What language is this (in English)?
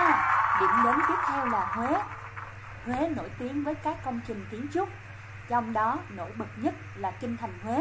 Vietnamese